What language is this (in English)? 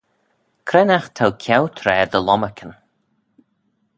Manx